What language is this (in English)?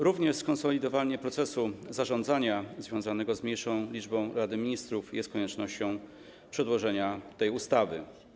Polish